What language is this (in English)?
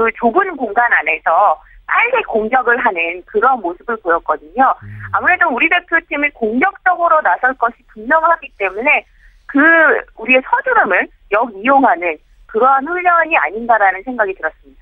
Korean